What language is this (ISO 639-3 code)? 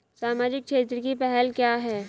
hin